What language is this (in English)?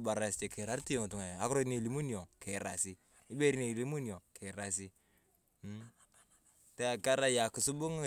Turkana